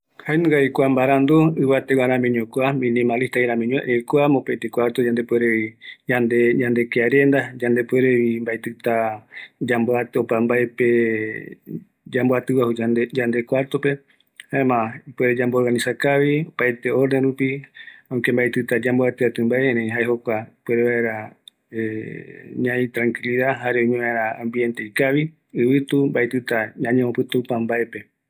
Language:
Eastern Bolivian Guaraní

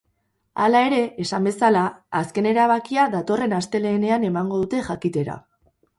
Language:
Basque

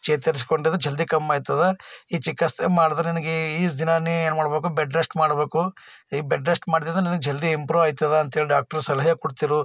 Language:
Kannada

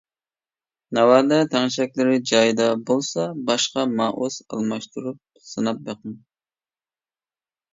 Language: Uyghur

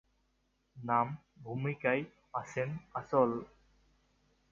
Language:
Bangla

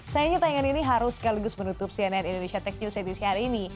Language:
Indonesian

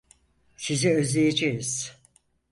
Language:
Turkish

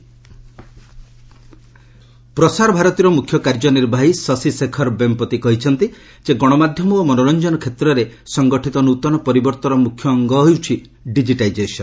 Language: Odia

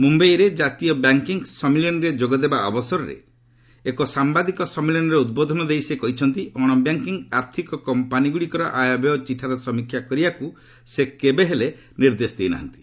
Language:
Odia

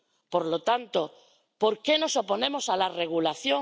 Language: Spanish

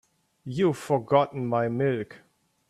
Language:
English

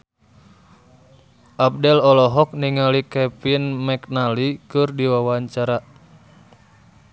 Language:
Sundanese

